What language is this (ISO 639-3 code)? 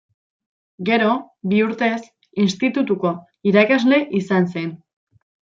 eus